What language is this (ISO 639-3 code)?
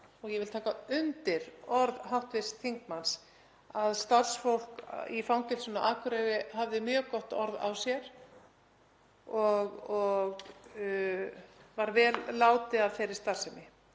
isl